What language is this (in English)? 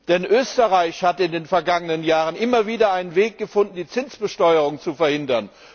German